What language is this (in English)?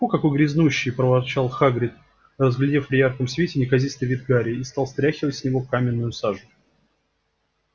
Russian